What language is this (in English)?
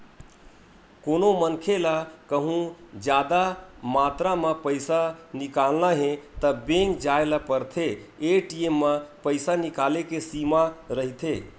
Chhattisgarhi